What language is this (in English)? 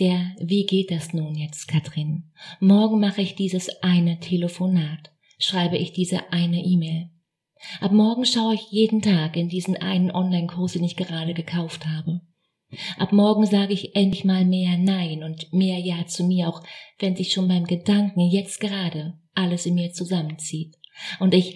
German